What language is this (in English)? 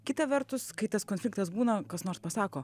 Lithuanian